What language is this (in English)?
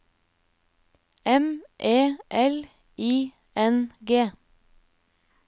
Norwegian